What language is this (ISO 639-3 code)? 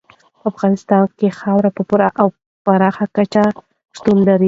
pus